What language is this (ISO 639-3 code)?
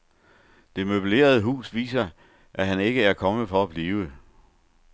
dan